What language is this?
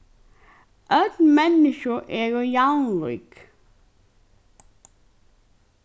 Faroese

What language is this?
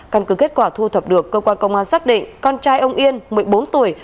Vietnamese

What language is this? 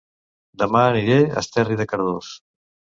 Catalan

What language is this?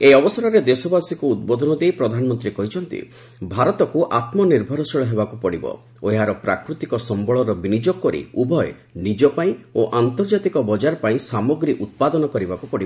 Odia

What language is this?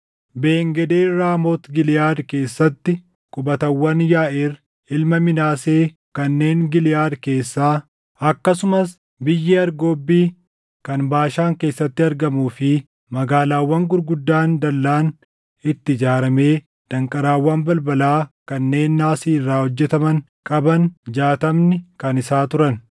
Oromo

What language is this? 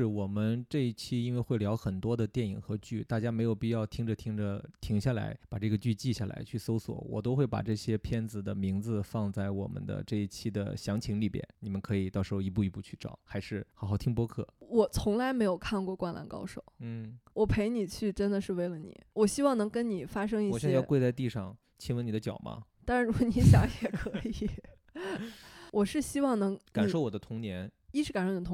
Chinese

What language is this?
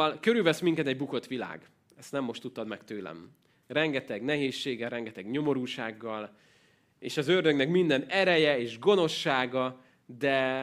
Hungarian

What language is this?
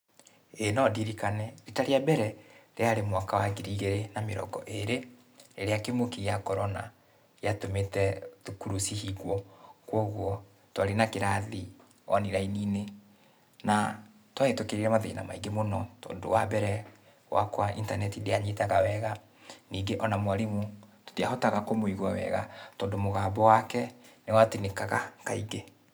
Kikuyu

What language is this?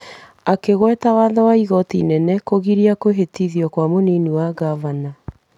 Kikuyu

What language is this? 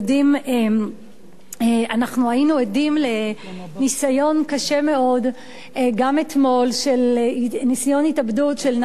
Hebrew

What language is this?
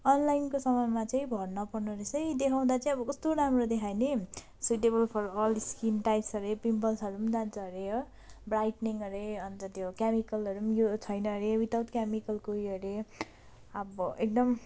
Nepali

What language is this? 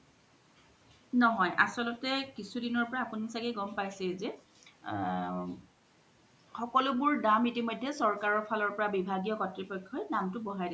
Assamese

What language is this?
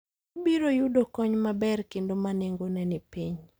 Luo (Kenya and Tanzania)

